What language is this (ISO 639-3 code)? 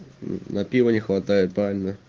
rus